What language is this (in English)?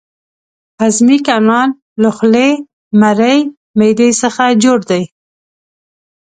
Pashto